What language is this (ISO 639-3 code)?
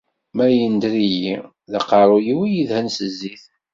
kab